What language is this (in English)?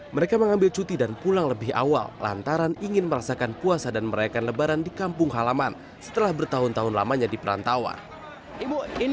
Indonesian